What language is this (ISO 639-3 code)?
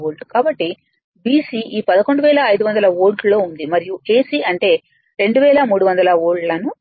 tel